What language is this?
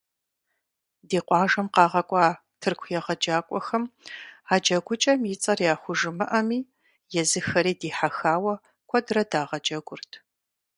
Kabardian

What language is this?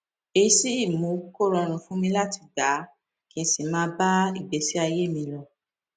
Yoruba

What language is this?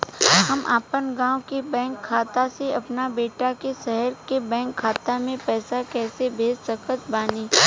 Bhojpuri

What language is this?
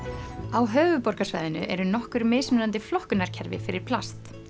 Icelandic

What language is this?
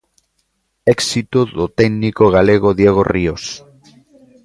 Galician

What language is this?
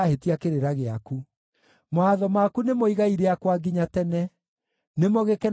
Kikuyu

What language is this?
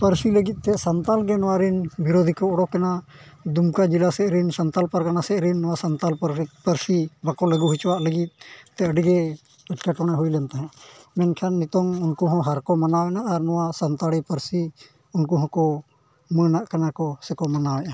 Santali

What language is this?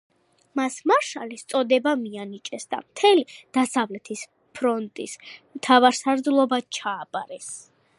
Georgian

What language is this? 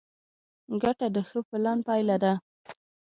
Pashto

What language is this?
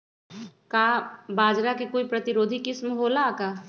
Magahi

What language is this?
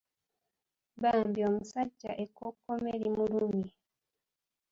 Ganda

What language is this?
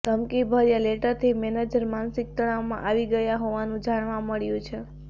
Gujarati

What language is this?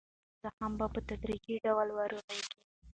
Pashto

